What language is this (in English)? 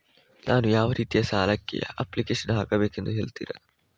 Kannada